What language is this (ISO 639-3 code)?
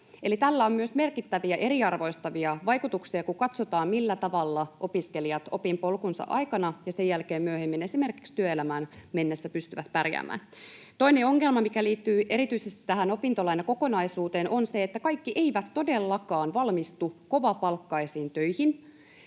fin